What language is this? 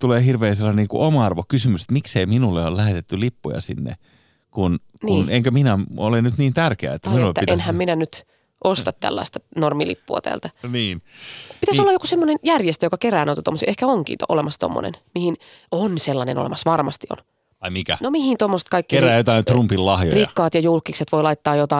Finnish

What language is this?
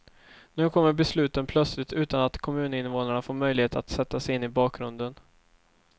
Swedish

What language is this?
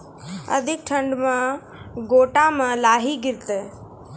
Maithili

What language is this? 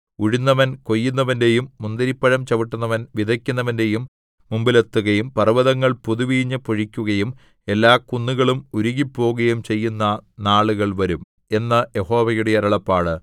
Malayalam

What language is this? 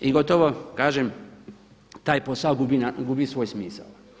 Croatian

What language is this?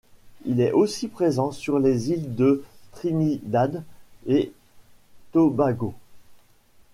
French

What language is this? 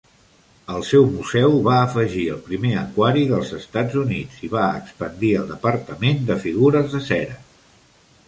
Catalan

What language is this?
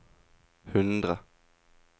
Norwegian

